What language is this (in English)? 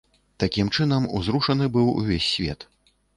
Belarusian